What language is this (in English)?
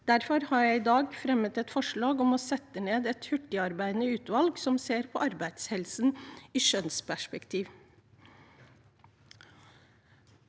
Norwegian